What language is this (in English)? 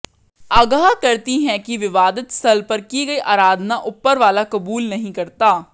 Hindi